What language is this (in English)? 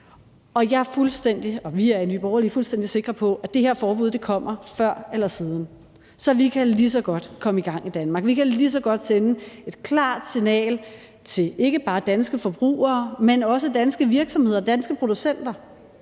Danish